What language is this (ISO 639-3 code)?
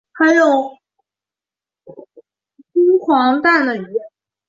zho